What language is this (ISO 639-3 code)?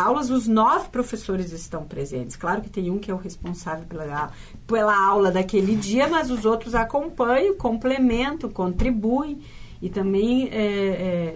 por